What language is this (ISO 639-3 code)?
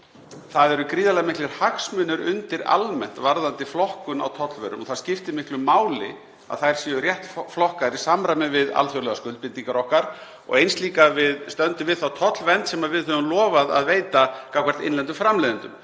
isl